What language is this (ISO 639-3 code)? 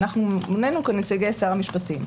heb